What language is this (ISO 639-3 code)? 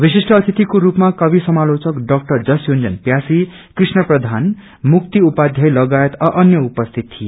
nep